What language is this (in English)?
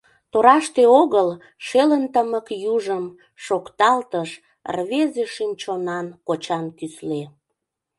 Mari